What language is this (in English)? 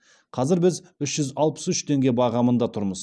Kazakh